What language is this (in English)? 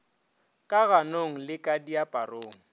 Northern Sotho